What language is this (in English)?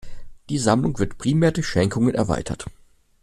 German